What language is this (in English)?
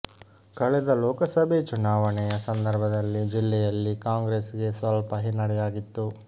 Kannada